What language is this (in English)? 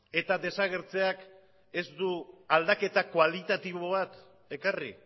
Basque